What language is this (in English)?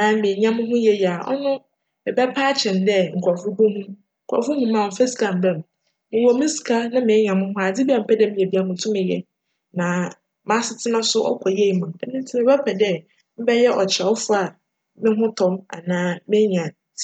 Akan